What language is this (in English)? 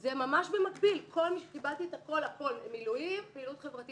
Hebrew